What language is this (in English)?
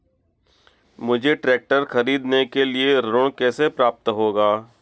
Hindi